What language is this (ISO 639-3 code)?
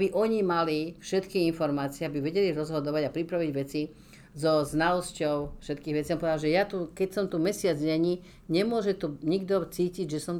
slk